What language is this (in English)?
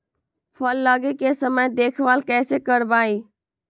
Magahi